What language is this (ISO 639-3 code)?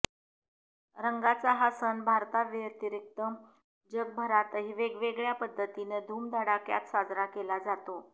mar